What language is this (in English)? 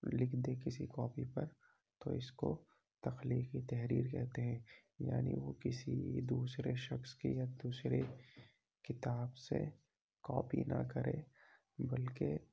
Urdu